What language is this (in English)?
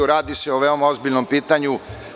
Serbian